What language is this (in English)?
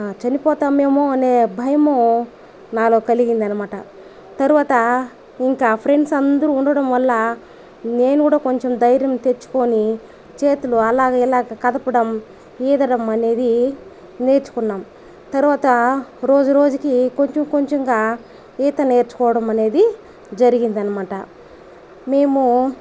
Telugu